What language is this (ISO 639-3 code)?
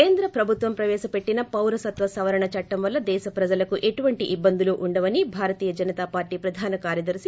tel